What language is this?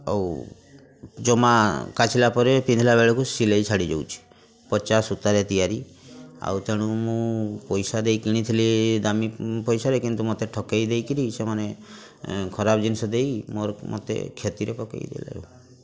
Odia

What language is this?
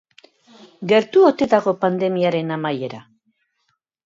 Basque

